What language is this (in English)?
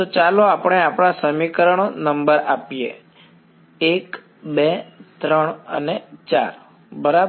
Gujarati